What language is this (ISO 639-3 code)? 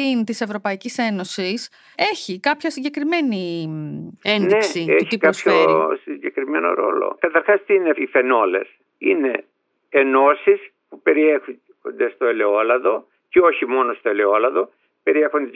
ell